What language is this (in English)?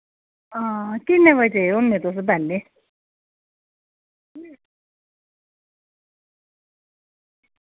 Dogri